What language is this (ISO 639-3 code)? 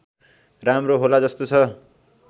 nep